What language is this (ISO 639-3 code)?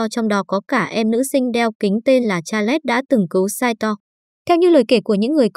vie